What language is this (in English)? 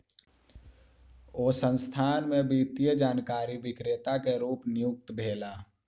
Maithili